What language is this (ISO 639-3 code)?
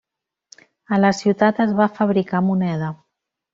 cat